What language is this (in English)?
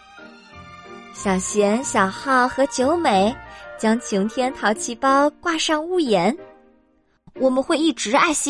Chinese